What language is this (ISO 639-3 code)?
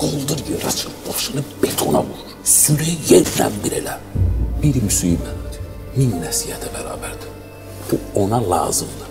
tur